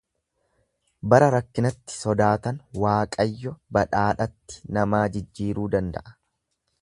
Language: Oromo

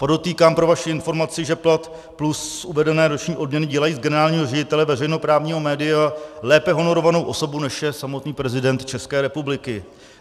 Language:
Czech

